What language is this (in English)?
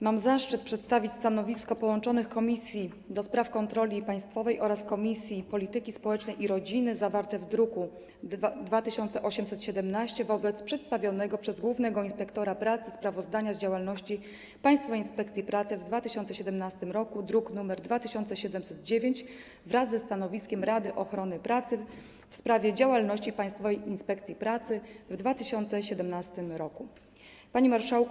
Polish